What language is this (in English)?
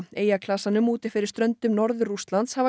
Icelandic